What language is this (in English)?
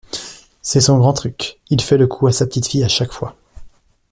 French